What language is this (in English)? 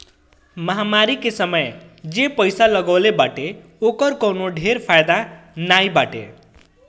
Bhojpuri